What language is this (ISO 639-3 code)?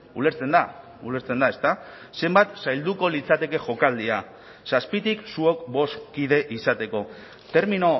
eus